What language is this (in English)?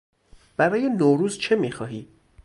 Persian